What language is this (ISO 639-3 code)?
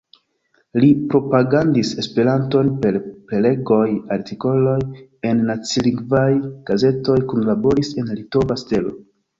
epo